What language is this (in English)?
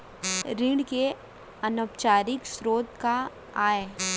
Chhattisgarhi